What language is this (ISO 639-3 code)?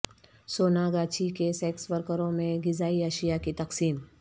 urd